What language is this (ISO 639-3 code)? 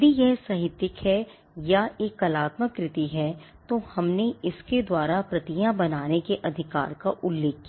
hin